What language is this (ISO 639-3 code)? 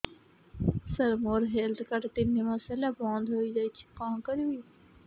ori